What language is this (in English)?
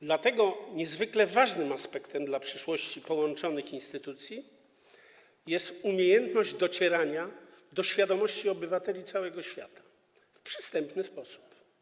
Polish